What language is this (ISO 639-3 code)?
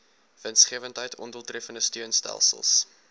afr